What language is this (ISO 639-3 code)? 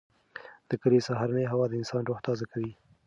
pus